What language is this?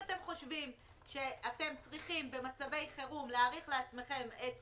Hebrew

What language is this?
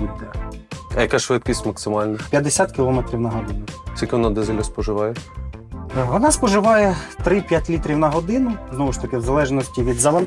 Ukrainian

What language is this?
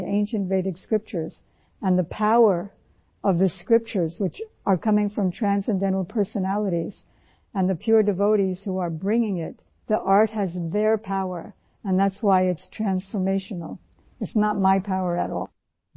Urdu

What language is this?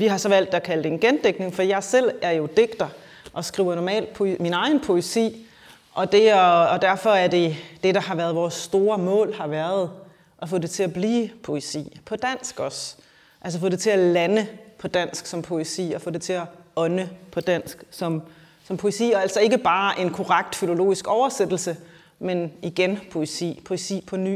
Danish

